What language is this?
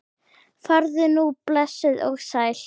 Icelandic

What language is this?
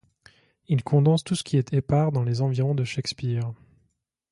French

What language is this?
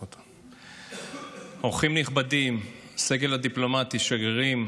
Hebrew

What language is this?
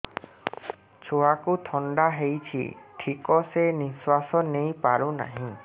Odia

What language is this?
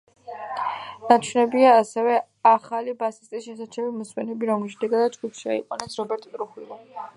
Georgian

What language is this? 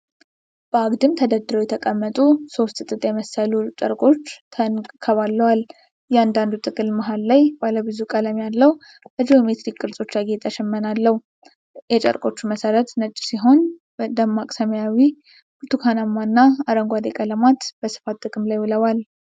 Amharic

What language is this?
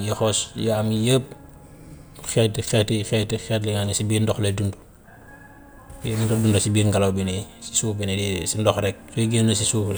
Gambian Wolof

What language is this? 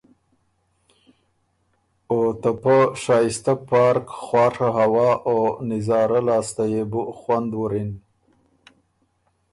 Ormuri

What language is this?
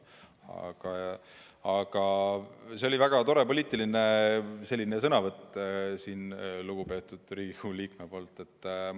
Estonian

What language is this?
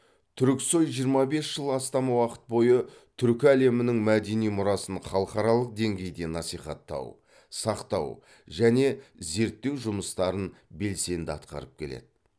Kazakh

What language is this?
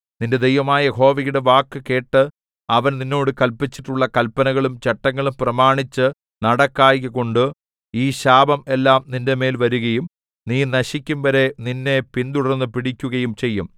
Malayalam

